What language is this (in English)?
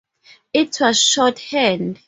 English